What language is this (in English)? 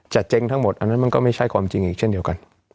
Thai